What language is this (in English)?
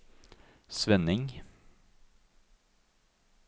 Norwegian